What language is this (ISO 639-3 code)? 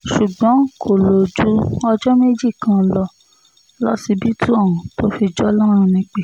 yor